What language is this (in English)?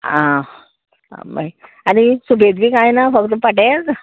Konkani